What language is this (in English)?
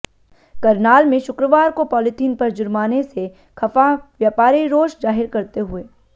Hindi